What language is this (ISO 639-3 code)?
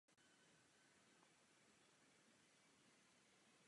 ces